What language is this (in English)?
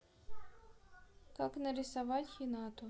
Russian